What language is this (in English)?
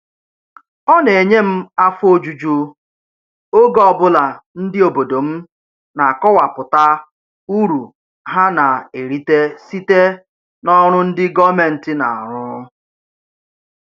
Igbo